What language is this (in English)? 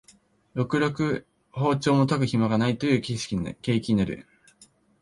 Japanese